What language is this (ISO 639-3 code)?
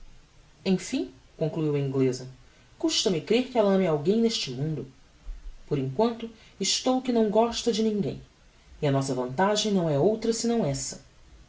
por